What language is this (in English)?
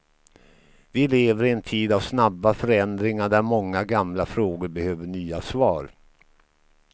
Swedish